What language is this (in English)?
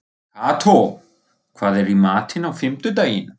Icelandic